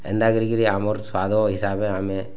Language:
Odia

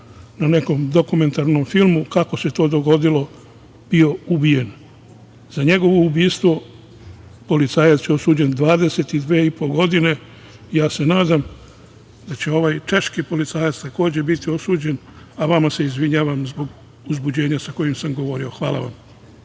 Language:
Serbian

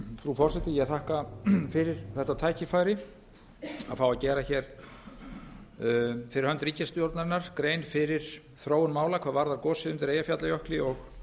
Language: Icelandic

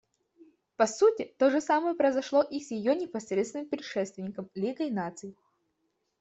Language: Russian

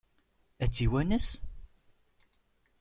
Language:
Kabyle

